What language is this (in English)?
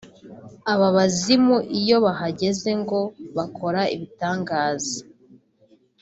Kinyarwanda